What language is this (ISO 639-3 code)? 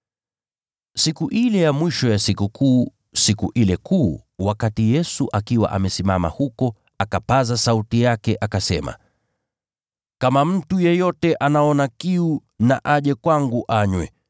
swa